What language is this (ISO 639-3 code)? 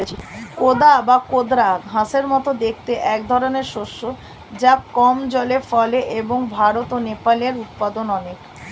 ben